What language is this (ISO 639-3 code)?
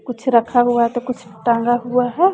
hin